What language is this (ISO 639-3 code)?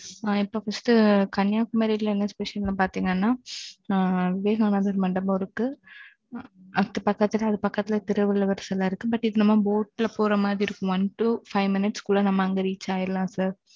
tam